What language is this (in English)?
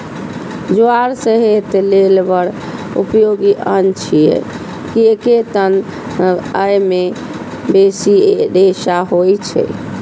Maithili